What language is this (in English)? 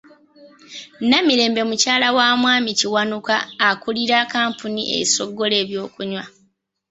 Ganda